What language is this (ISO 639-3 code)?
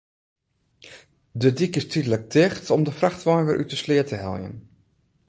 fry